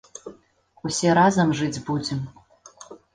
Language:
Belarusian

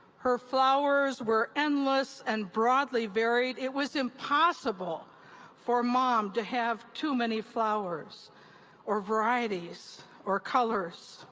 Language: English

